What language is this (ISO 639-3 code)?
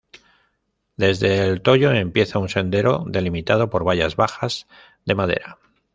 spa